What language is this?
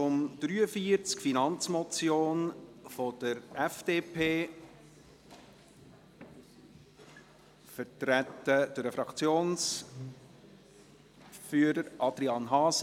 Swiss German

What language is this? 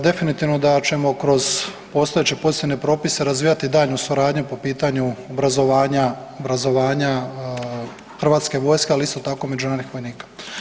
Croatian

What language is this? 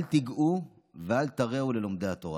Hebrew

